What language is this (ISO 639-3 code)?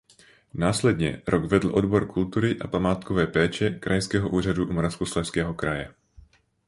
ces